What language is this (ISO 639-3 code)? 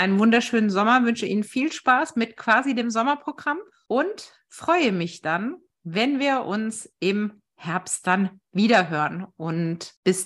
deu